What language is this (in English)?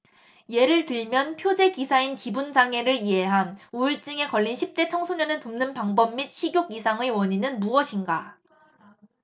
Korean